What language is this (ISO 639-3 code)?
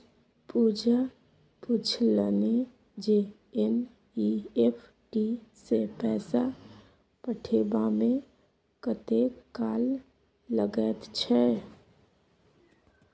mai